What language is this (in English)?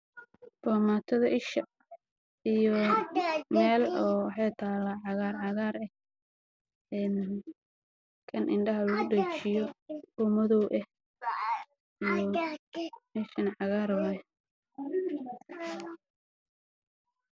Somali